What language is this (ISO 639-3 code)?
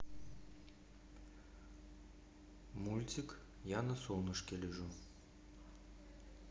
rus